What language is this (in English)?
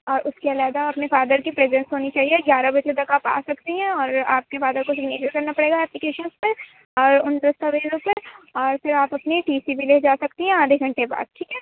Urdu